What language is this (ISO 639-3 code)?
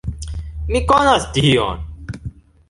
epo